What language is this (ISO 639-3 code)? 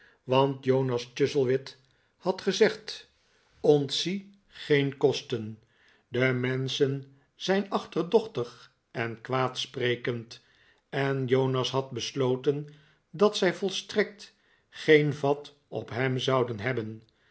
nld